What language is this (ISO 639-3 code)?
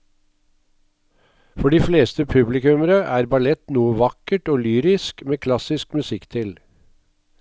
nor